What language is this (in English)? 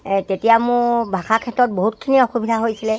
Assamese